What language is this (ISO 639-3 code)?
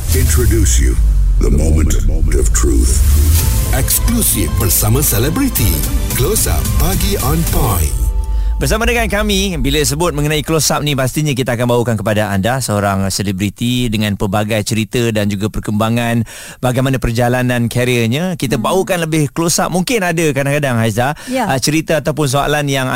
msa